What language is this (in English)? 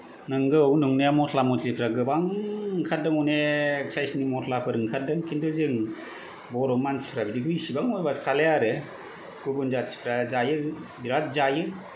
Bodo